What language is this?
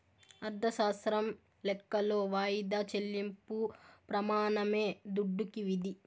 Telugu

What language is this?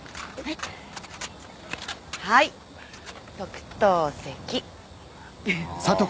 Japanese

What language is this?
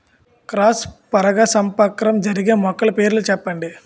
Telugu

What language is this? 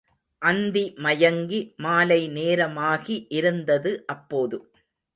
Tamil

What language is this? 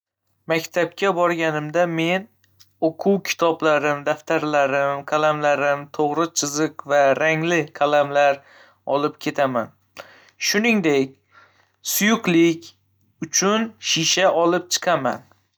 Uzbek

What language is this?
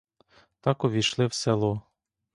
Ukrainian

